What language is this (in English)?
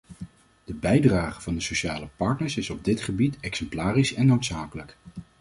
Dutch